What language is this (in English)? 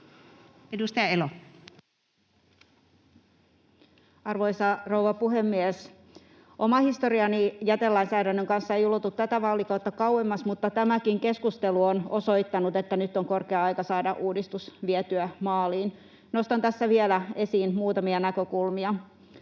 Finnish